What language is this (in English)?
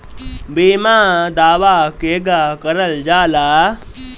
Bhojpuri